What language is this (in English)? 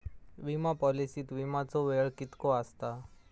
Marathi